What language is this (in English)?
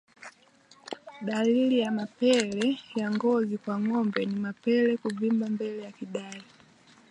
Swahili